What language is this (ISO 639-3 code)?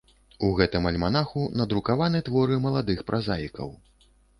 bel